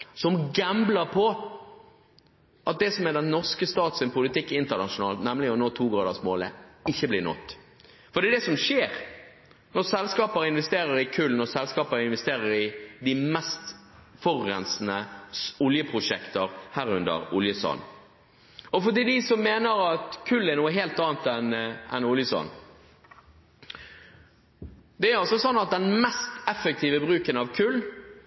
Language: Norwegian Bokmål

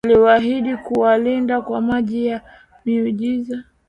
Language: Swahili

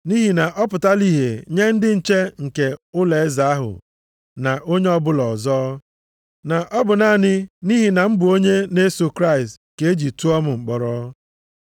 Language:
Igbo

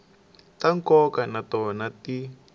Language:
Tsonga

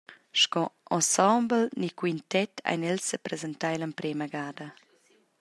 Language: Romansh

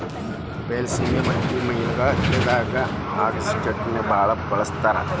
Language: Kannada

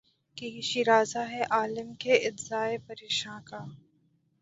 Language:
Urdu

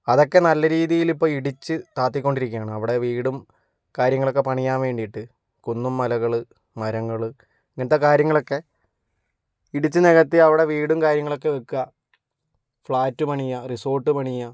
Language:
Malayalam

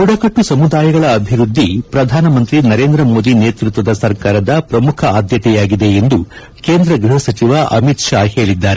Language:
Kannada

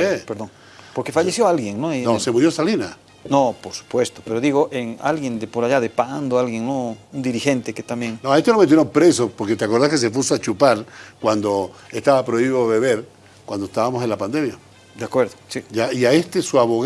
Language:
Spanish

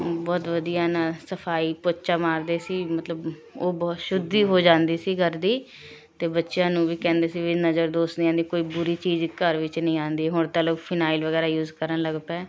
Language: Punjabi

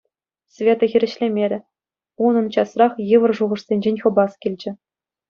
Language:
Chuvash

